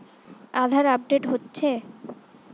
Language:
Bangla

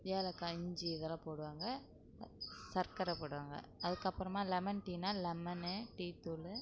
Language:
Tamil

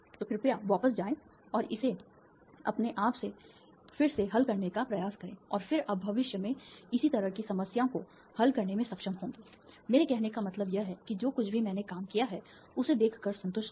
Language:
Hindi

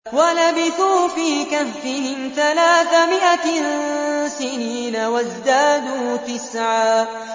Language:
Arabic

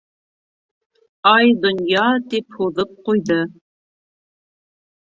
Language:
Bashkir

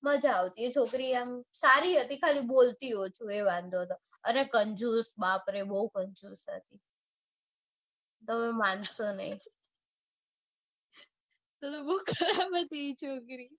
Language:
Gujarati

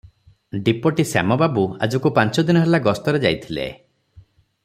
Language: Odia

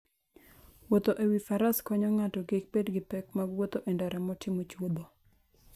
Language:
Luo (Kenya and Tanzania)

